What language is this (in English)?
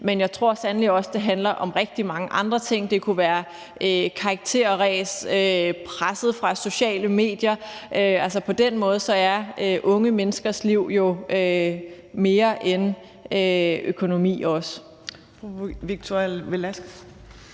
Danish